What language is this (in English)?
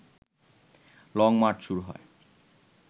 Bangla